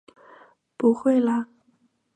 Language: Chinese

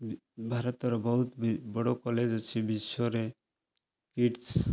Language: Odia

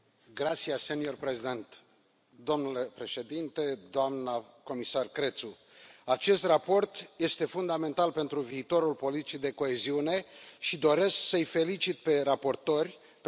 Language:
Romanian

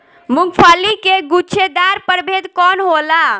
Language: Bhojpuri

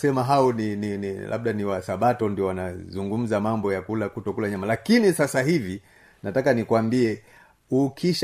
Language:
Swahili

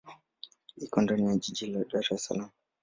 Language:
Swahili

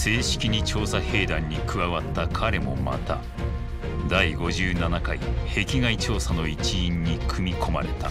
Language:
Japanese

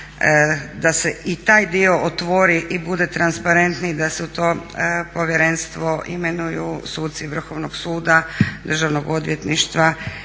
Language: Croatian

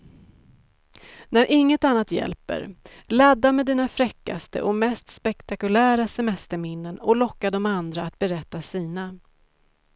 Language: Swedish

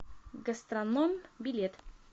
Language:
Russian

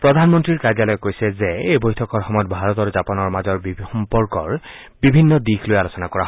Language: Assamese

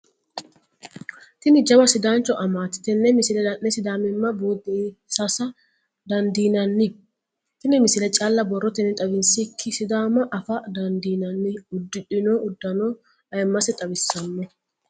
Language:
Sidamo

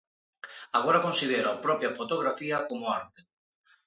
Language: Galician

